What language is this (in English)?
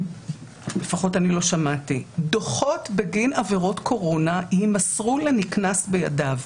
Hebrew